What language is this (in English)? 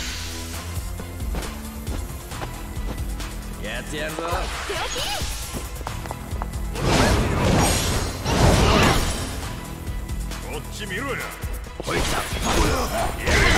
Japanese